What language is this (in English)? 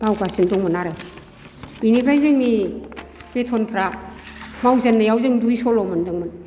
Bodo